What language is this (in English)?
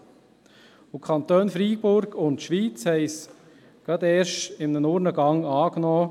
Swiss German